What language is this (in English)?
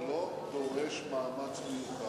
Hebrew